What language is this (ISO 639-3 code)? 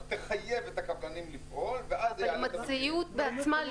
heb